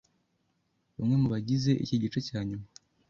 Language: Kinyarwanda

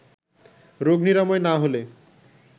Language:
Bangla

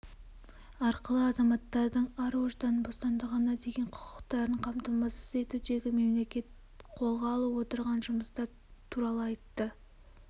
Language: Kazakh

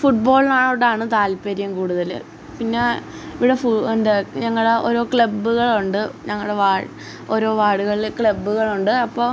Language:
Malayalam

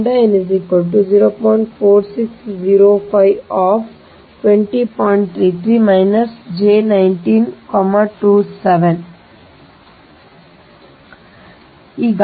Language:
Kannada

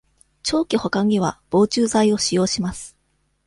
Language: Japanese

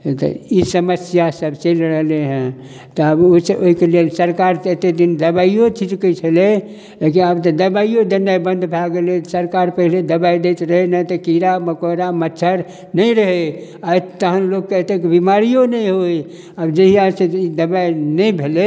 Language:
Maithili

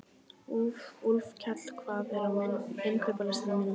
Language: Icelandic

